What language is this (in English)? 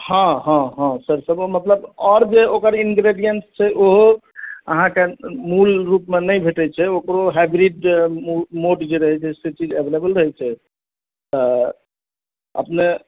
Maithili